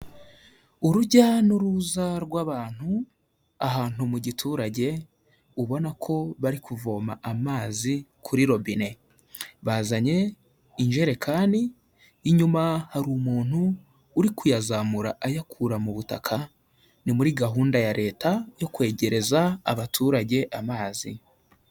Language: Kinyarwanda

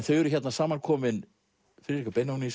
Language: Icelandic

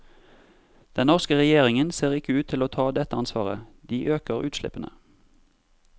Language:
Norwegian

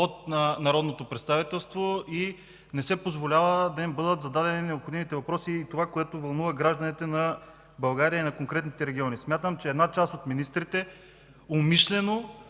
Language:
Bulgarian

